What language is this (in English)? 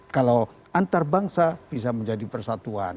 Indonesian